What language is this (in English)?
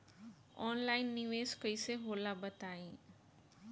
Bhojpuri